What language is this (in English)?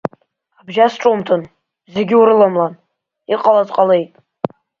Abkhazian